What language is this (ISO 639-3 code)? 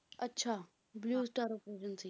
pan